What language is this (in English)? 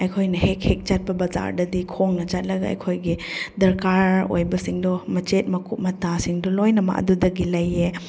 Manipuri